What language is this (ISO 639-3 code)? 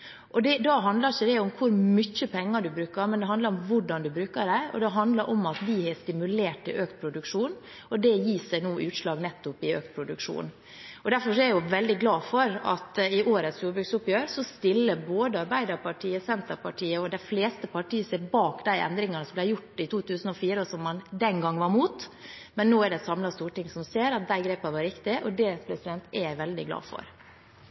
nob